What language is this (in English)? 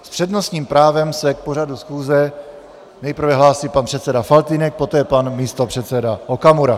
Czech